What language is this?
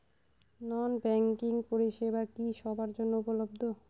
Bangla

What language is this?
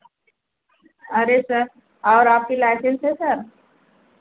Hindi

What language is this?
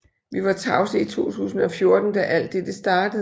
Danish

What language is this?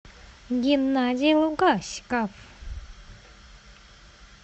Russian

